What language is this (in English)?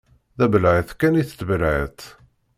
Kabyle